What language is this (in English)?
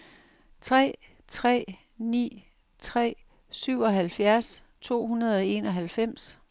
Danish